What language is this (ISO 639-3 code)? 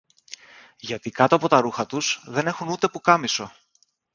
ell